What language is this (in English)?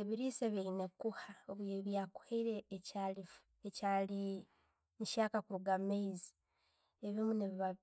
Tooro